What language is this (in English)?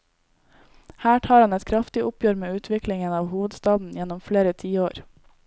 Norwegian